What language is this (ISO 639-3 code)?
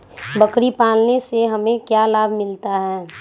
mag